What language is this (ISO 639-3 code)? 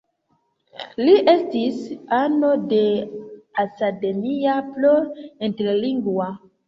epo